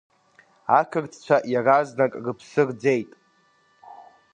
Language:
Abkhazian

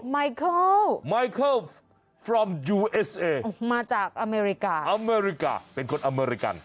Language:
Thai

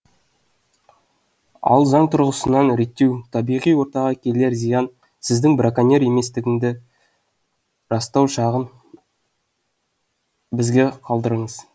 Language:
Kazakh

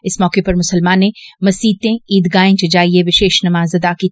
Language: Dogri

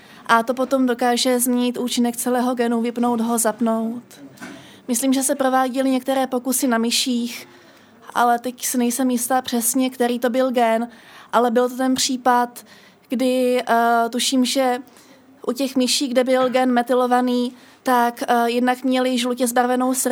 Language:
Czech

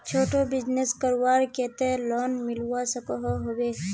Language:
Magahi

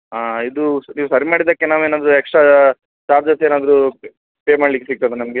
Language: Kannada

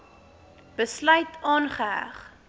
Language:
Afrikaans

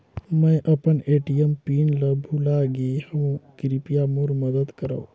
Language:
Chhattisgarhi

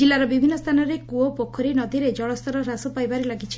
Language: Odia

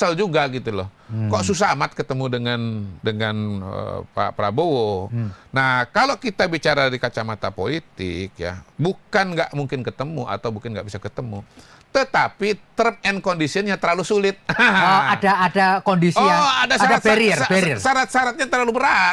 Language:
Indonesian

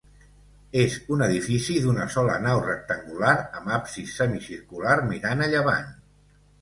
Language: Catalan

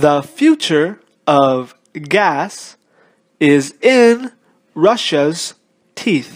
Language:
English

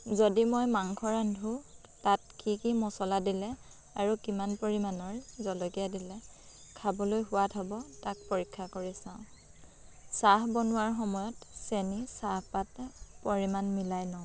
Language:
Assamese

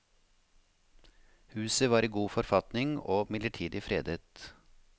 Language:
Norwegian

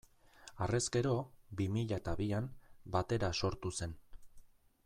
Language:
Basque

